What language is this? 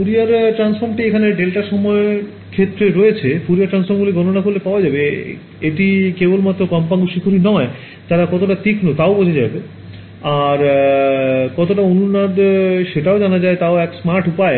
Bangla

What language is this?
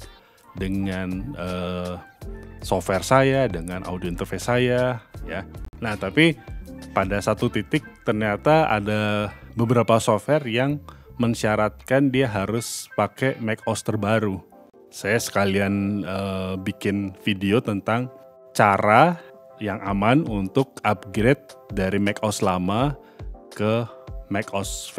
Indonesian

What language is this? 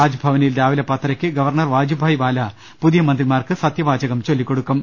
Malayalam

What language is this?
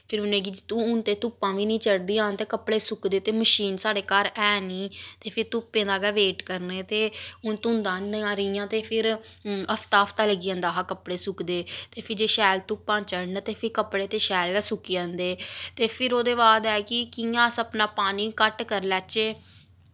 Dogri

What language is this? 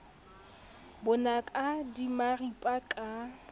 Southern Sotho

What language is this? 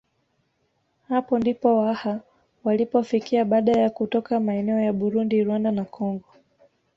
Swahili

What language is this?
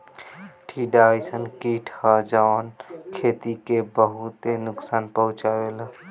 Bhojpuri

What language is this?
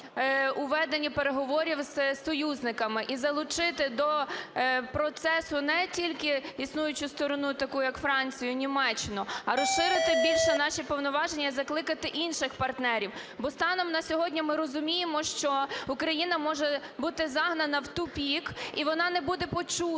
Ukrainian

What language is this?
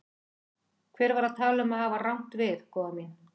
Icelandic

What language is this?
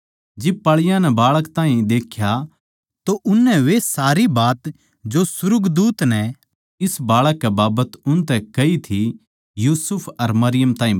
Haryanvi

